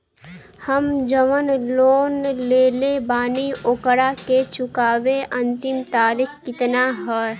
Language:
Bhojpuri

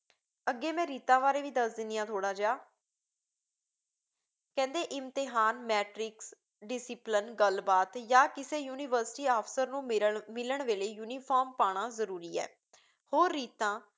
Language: Punjabi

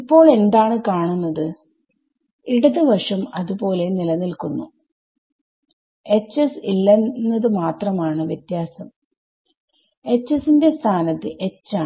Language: Malayalam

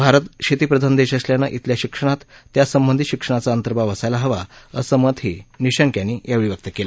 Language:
Marathi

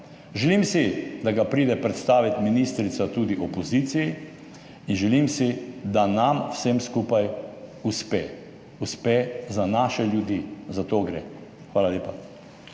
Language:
Slovenian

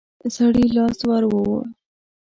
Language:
Pashto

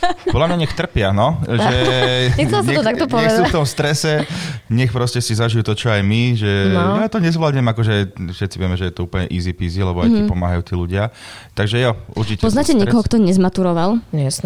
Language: Slovak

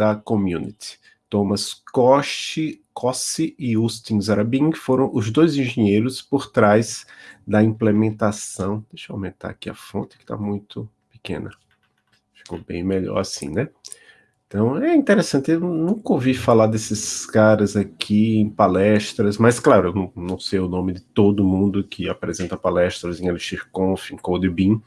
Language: Portuguese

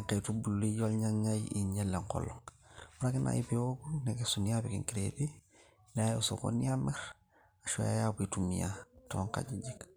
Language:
Masai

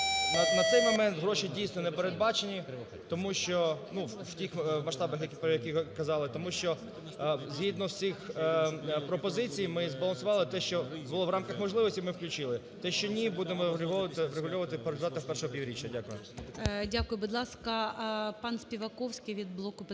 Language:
Ukrainian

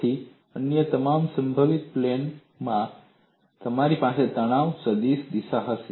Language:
Gujarati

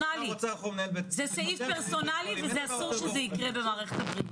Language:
Hebrew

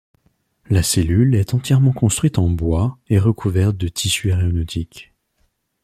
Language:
French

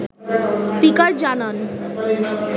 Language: Bangla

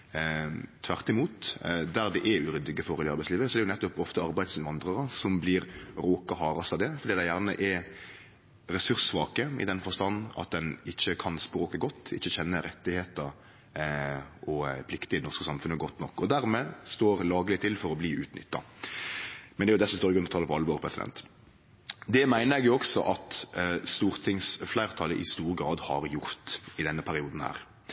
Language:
Norwegian Nynorsk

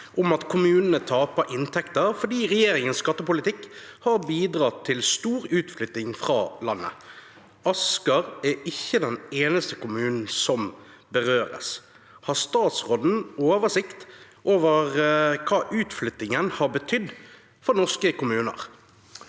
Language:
Norwegian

